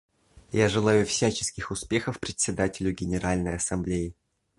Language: Russian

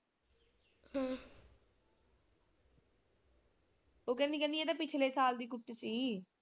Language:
Punjabi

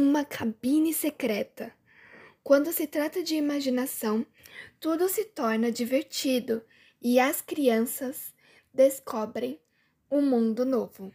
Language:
Portuguese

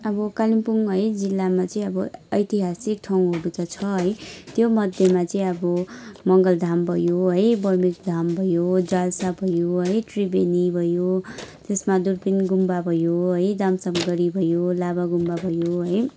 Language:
Nepali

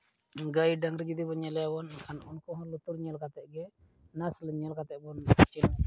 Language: Santali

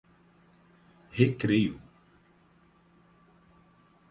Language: Portuguese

